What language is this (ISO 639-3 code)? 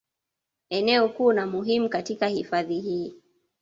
swa